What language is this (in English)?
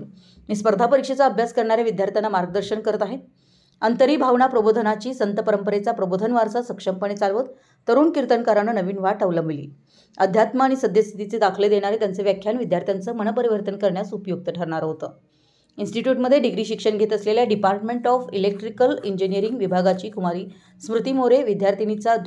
Marathi